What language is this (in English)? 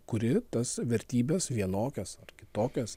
Lithuanian